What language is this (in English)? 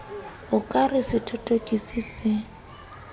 Southern Sotho